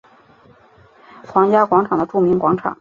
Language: Chinese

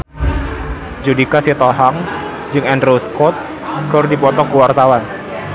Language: Sundanese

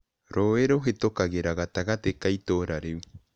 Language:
Kikuyu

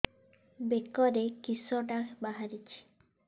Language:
Odia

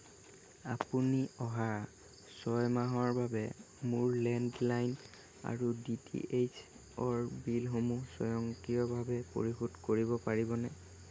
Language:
Assamese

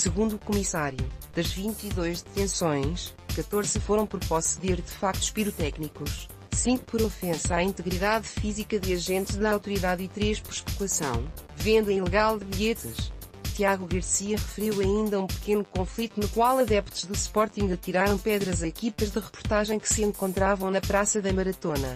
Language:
Portuguese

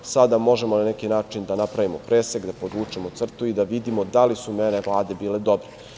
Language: Serbian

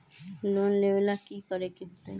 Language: Magahi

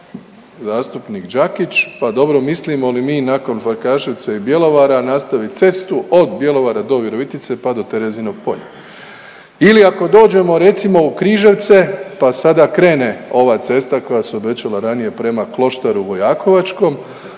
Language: Croatian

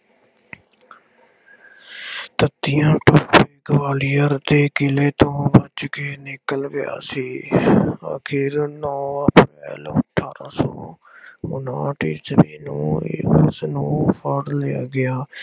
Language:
Punjabi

